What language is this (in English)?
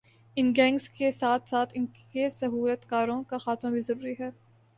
Urdu